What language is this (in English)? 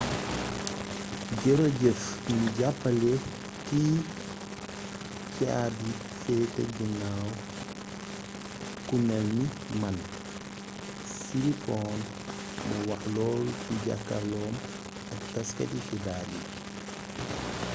Wolof